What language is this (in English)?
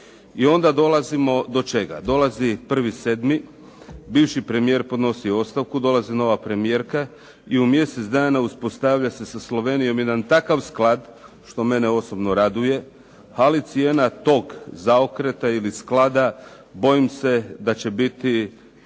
Croatian